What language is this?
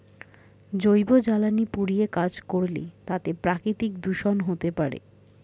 Bangla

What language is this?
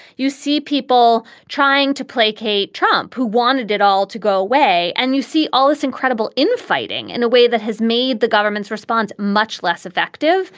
English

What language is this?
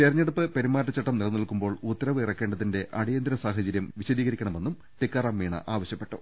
Malayalam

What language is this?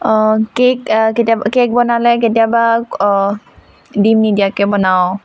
Assamese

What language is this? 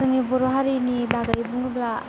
Bodo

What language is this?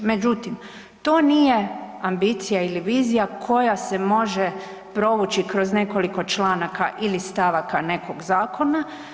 Croatian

